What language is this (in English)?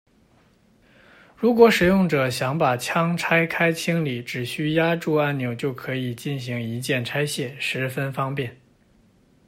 Chinese